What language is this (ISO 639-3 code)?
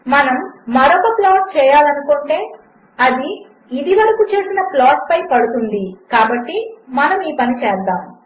tel